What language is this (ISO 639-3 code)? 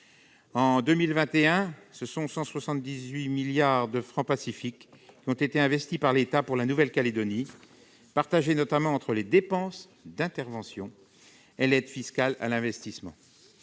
fra